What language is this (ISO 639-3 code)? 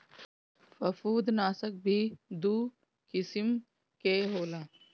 bho